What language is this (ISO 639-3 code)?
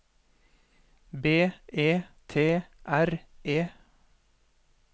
nor